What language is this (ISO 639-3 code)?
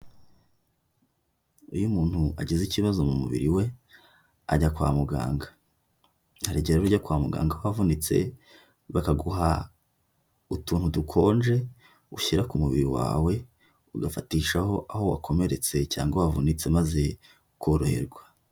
kin